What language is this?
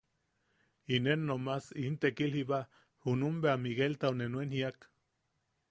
Yaqui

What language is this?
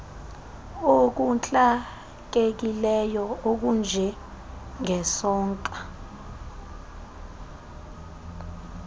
Xhosa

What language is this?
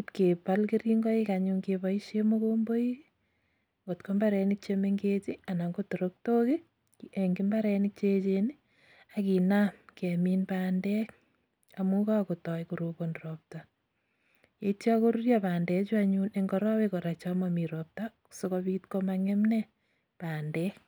Kalenjin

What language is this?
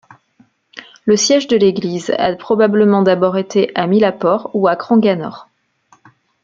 French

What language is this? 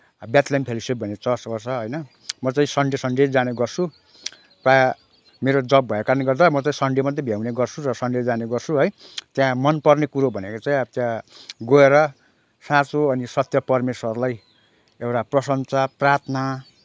Nepali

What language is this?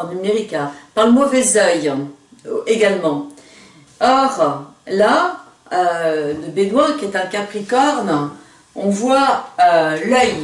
French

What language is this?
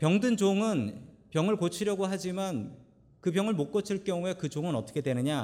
Korean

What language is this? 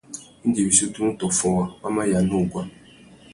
Tuki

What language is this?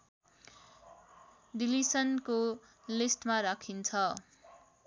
Nepali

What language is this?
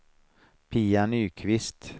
Swedish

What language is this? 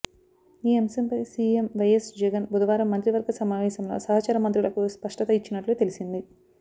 Telugu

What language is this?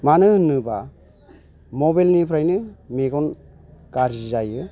Bodo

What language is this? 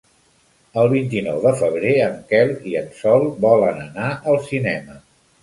Catalan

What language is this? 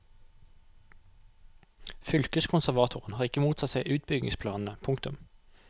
Norwegian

